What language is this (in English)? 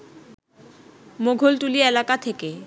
Bangla